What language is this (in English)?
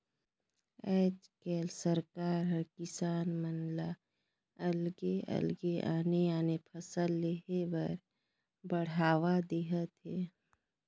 Chhattisgarhi